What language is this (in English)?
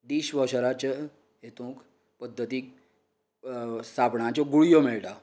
Konkani